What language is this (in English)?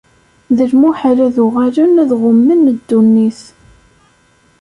Kabyle